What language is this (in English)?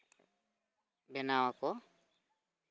Santali